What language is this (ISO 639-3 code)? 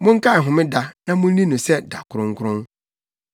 aka